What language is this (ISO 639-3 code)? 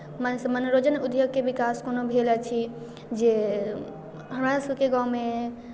mai